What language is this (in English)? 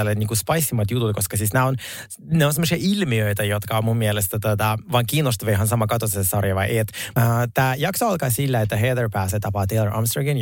Finnish